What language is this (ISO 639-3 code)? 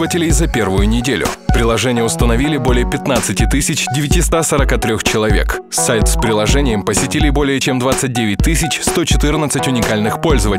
rus